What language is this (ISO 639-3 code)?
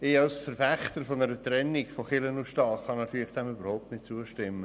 gsw